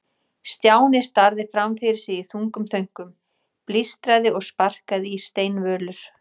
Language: Icelandic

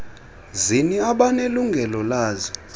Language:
Xhosa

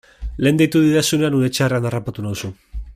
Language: Basque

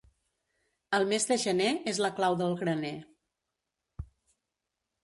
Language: Catalan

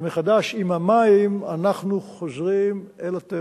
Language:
Hebrew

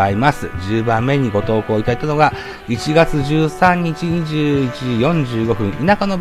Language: Japanese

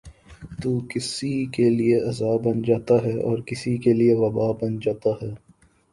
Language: Urdu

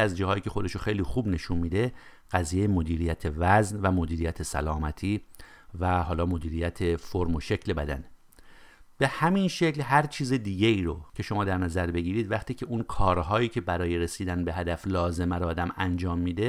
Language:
Persian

